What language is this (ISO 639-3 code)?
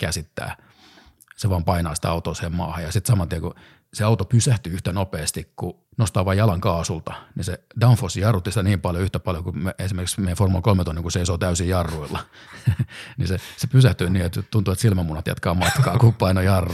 fin